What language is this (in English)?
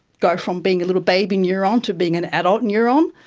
English